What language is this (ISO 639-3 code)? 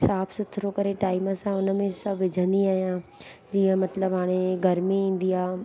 snd